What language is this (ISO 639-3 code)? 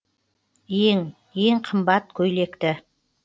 kaz